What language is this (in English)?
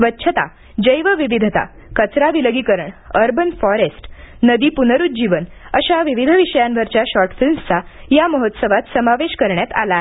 Marathi